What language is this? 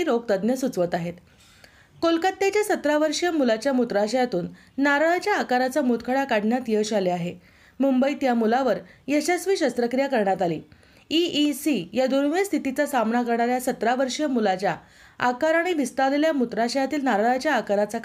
Marathi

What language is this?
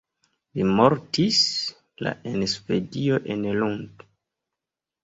Esperanto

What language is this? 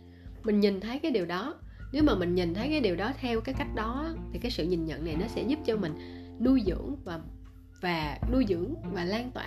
Vietnamese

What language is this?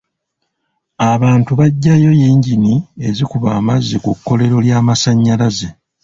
Ganda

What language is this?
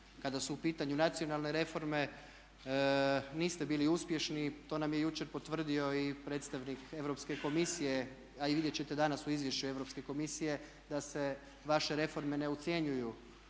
Croatian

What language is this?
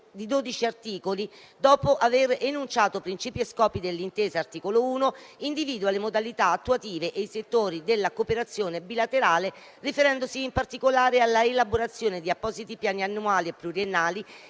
Italian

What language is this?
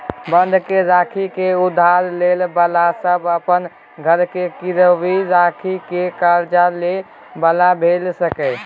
Maithili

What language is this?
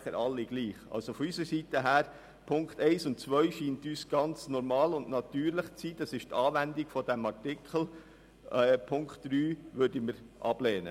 Swiss German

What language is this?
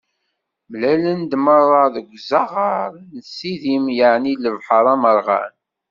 Kabyle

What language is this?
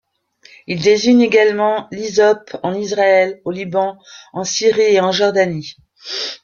French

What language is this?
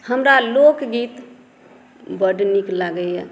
Maithili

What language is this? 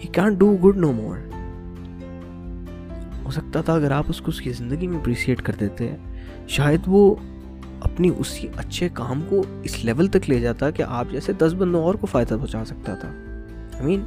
Urdu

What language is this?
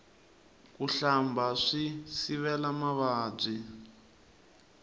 Tsonga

